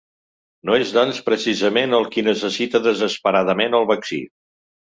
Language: Catalan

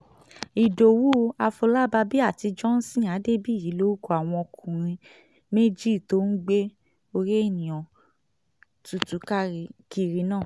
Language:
Yoruba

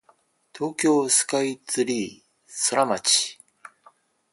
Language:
Japanese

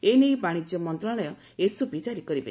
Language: Odia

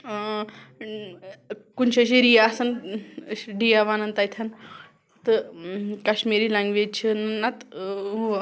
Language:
Kashmiri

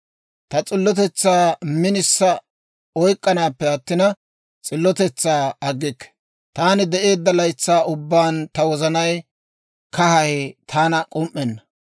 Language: Dawro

